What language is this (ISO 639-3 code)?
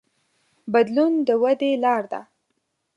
pus